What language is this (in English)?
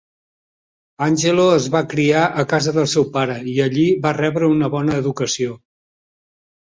Catalan